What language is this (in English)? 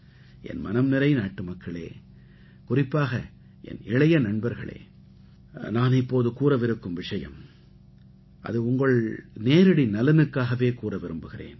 Tamil